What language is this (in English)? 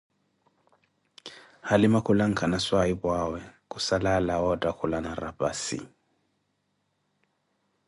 Koti